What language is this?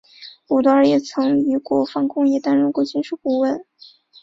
Chinese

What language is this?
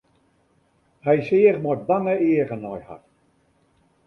Western Frisian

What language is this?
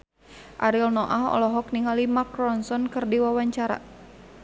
Sundanese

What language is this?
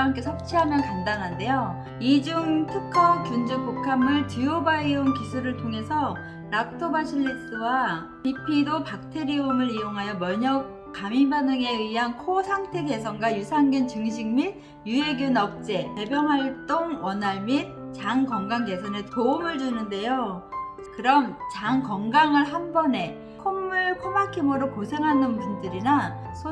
Korean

